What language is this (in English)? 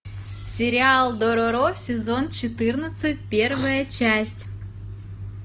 Russian